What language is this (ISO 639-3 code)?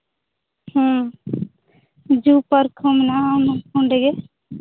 sat